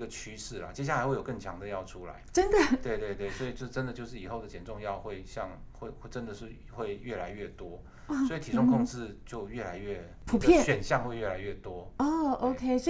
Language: Chinese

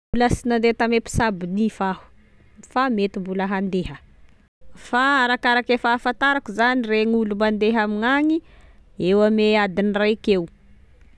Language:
Tesaka Malagasy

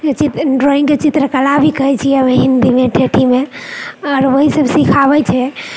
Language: Maithili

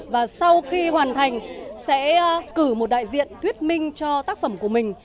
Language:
Vietnamese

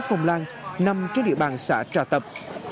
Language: Vietnamese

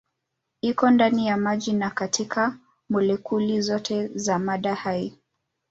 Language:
Swahili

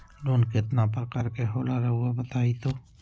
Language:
Magahi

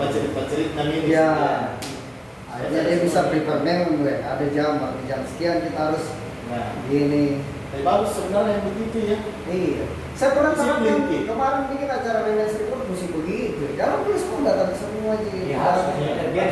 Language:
Indonesian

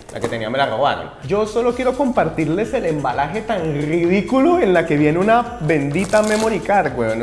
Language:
Spanish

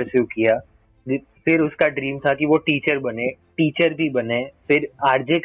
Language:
Gujarati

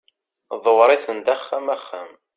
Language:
Kabyle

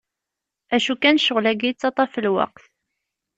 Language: Kabyle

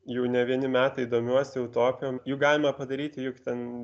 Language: Lithuanian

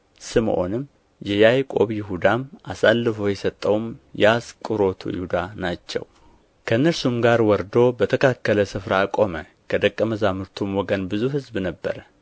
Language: Amharic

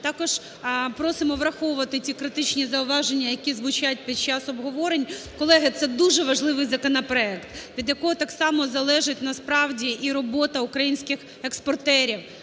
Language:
Ukrainian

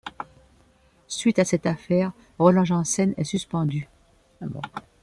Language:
French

